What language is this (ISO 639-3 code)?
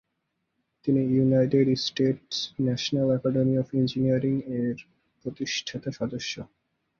ben